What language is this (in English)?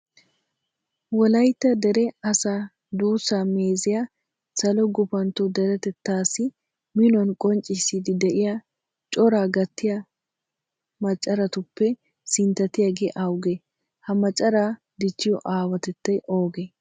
Wolaytta